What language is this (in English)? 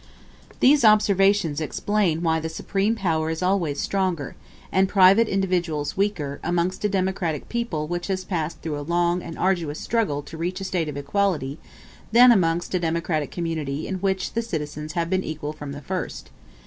English